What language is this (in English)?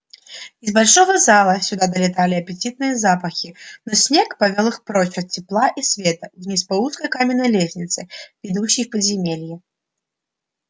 Russian